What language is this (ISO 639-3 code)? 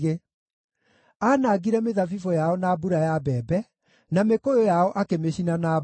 kik